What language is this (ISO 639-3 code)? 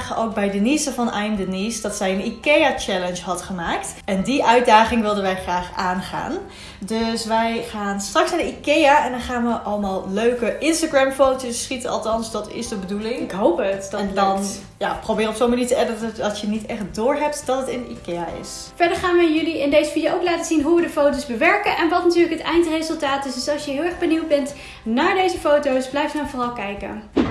nld